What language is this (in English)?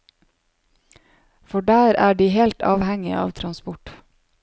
Norwegian